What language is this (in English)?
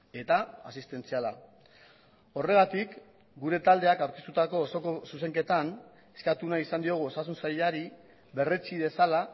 Basque